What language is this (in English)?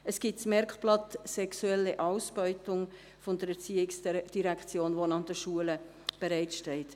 Swiss German